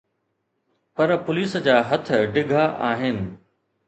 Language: Sindhi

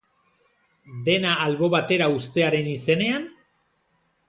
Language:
Basque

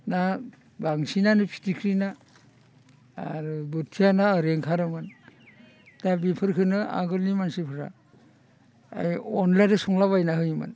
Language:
Bodo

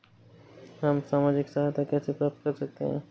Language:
Hindi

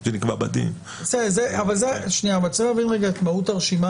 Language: Hebrew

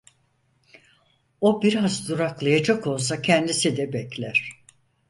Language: Turkish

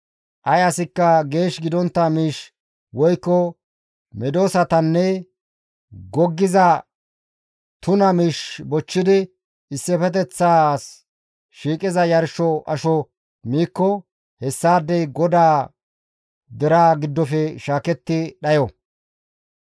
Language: Gamo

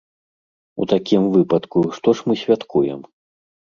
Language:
Belarusian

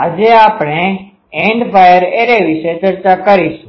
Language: Gujarati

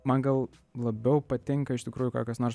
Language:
Lithuanian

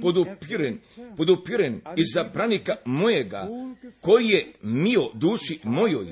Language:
Croatian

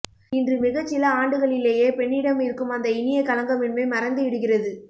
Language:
Tamil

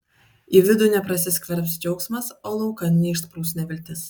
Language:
Lithuanian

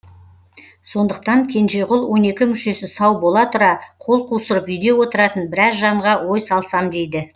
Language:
Kazakh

